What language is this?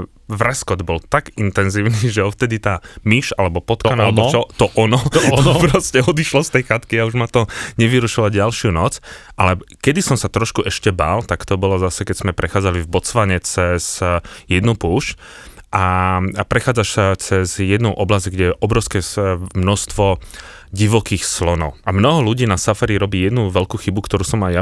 Slovak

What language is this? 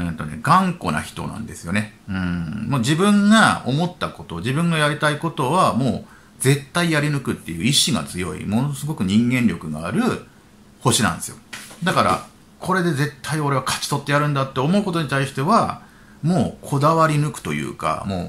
Japanese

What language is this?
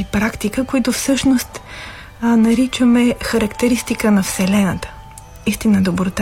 Bulgarian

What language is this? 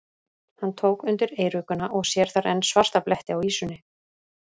Icelandic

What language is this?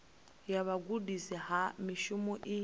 Venda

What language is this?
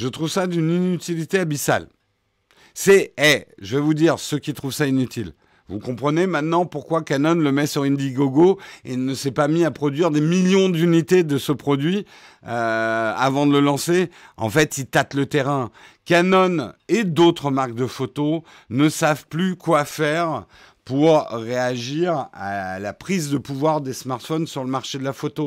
French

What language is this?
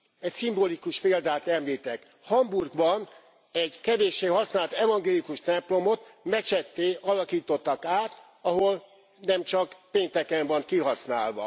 Hungarian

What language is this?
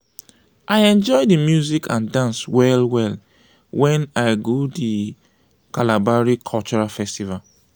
Nigerian Pidgin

